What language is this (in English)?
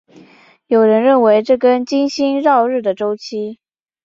Chinese